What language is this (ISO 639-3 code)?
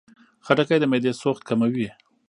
pus